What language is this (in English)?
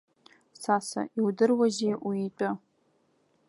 Abkhazian